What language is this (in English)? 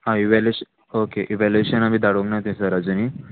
Konkani